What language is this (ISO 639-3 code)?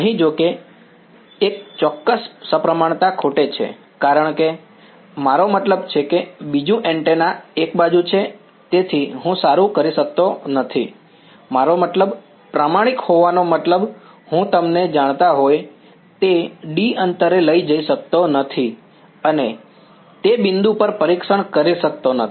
guj